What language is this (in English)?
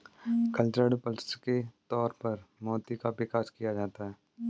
Hindi